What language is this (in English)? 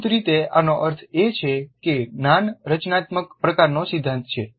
Gujarati